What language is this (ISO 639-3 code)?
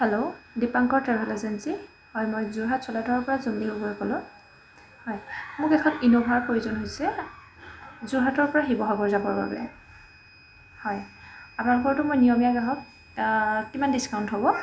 asm